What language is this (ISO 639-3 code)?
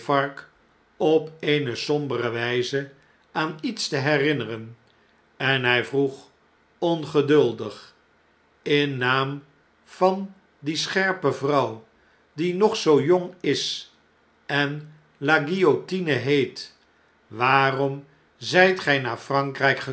nld